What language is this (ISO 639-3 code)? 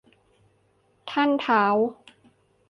tha